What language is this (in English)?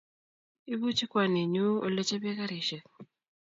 Kalenjin